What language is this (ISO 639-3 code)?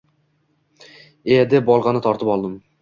uzb